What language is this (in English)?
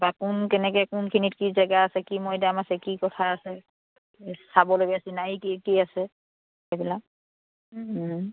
Assamese